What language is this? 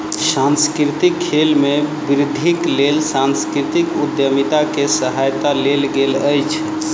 Maithili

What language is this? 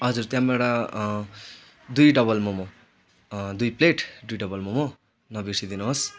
Nepali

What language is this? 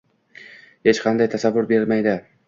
Uzbek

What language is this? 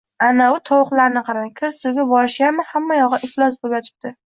Uzbek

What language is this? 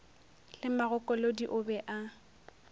Northern Sotho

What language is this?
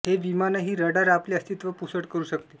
Marathi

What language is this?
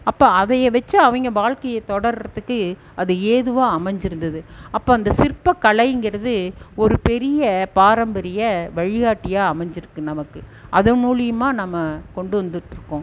Tamil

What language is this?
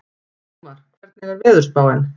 Icelandic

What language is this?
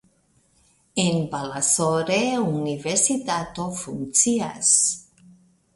Esperanto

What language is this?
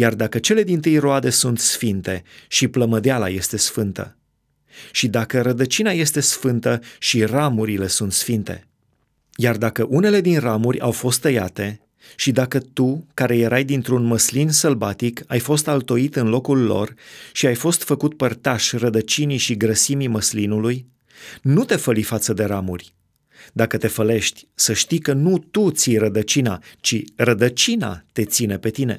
Romanian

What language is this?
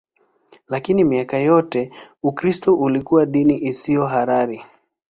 Swahili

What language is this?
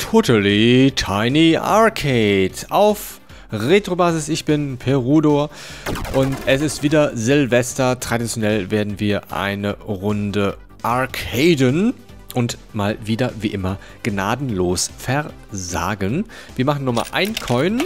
German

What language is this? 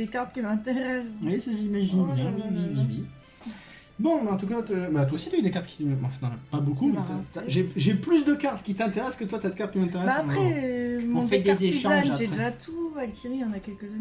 French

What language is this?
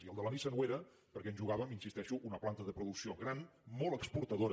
Catalan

